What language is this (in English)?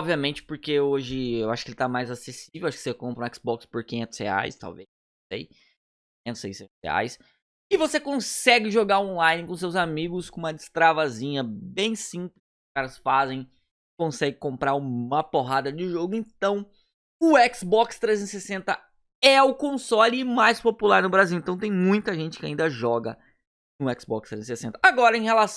Portuguese